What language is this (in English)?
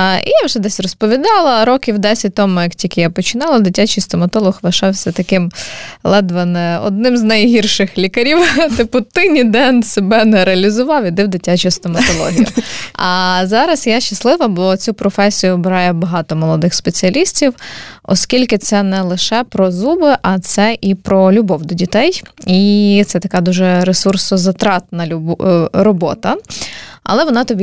Ukrainian